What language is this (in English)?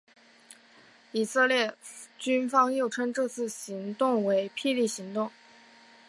Chinese